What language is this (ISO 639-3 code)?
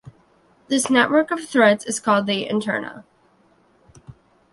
eng